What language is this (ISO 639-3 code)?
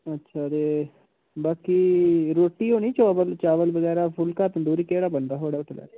doi